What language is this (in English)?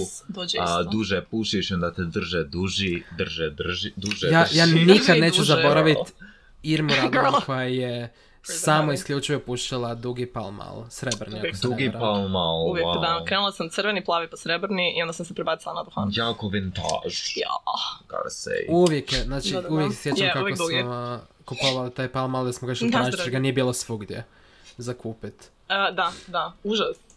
Croatian